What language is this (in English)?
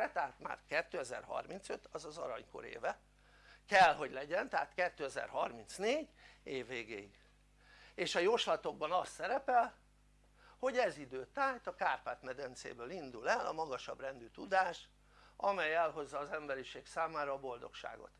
Hungarian